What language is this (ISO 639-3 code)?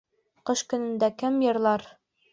bak